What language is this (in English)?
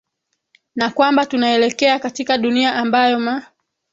Swahili